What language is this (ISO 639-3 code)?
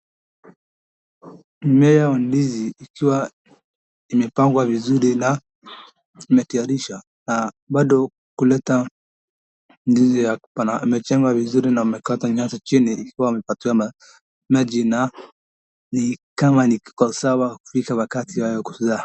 swa